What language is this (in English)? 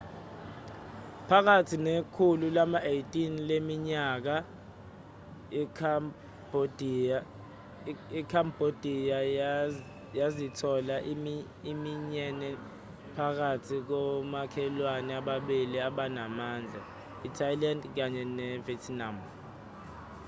Zulu